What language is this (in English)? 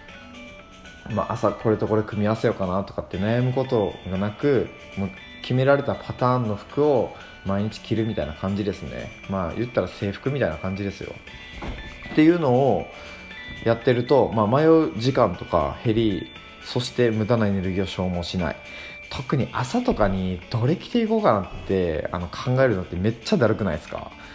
Japanese